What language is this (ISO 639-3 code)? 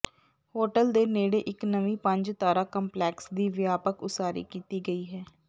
pan